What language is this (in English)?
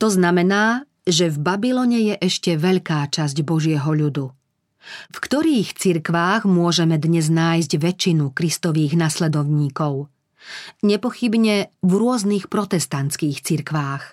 Slovak